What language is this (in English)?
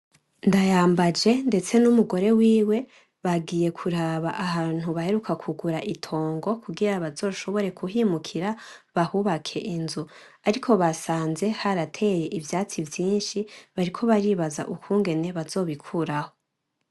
Rundi